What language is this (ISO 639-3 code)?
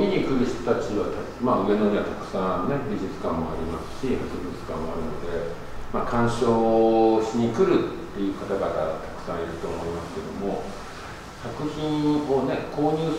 jpn